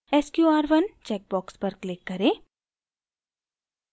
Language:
Hindi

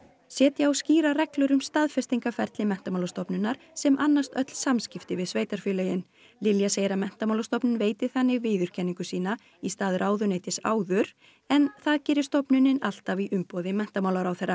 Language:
Icelandic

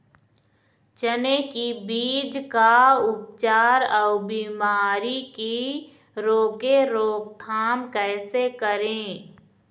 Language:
Chhattisgarhi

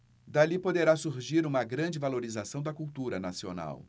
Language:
Portuguese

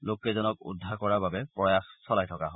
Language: Assamese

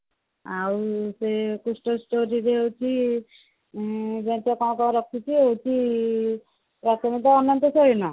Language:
Odia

